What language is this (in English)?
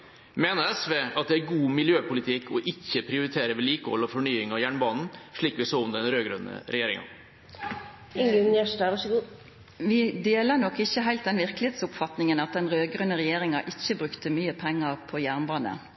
Norwegian